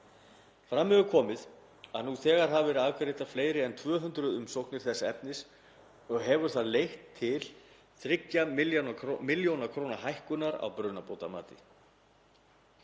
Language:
Icelandic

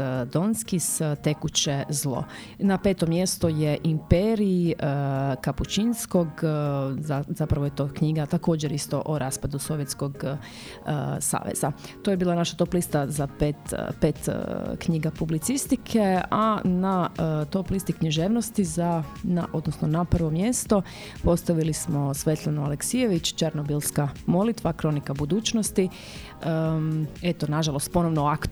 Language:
Croatian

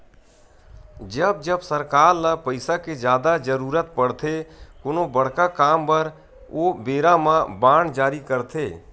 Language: Chhattisgarhi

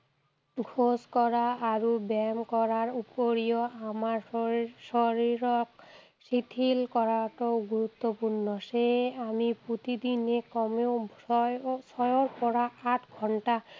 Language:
Assamese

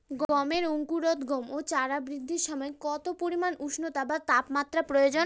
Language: Bangla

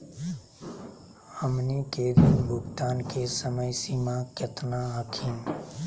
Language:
Magahi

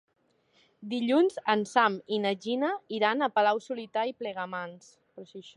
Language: Catalan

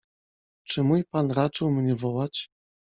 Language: Polish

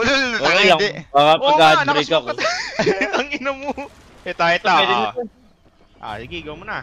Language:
Filipino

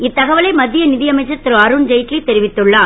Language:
Tamil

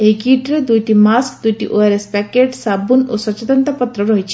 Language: Odia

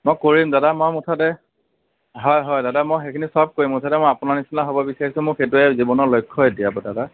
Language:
Assamese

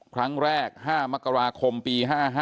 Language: Thai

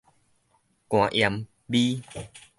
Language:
Min Nan Chinese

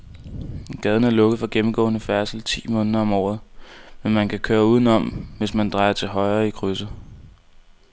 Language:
Danish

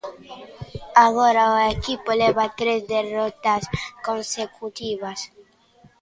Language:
Galician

